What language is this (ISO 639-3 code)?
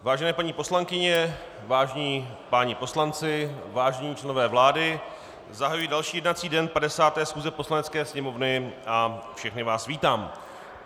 ces